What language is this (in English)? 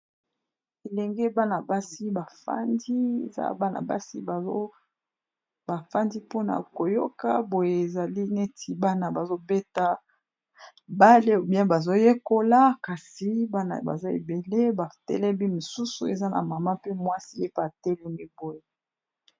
Lingala